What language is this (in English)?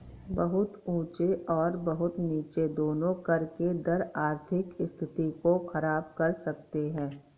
Hindi